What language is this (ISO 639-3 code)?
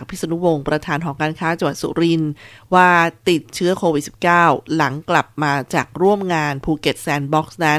tha